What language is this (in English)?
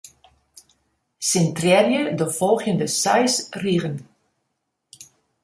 Western Frisian